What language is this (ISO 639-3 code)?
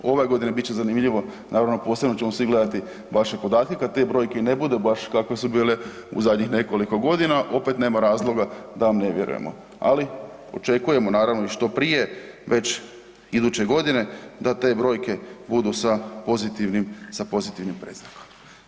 hrv